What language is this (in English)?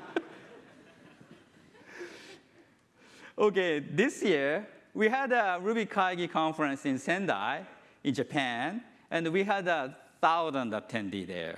English